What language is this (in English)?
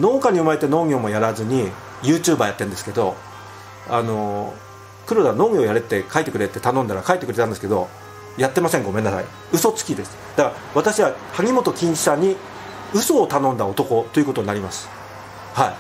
Japanese